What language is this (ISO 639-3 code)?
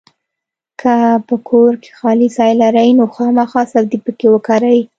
pus